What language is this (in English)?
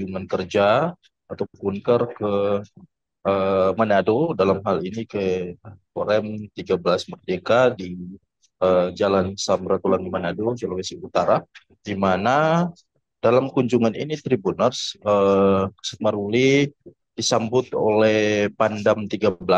Indonesian